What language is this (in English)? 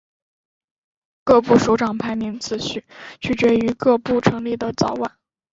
Chinese